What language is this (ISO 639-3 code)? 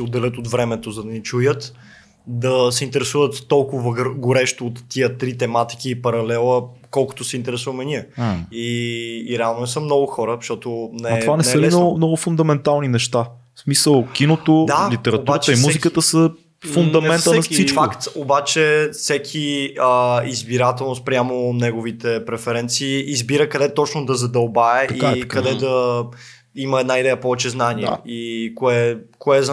bul